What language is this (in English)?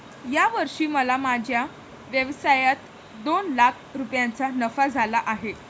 Marathi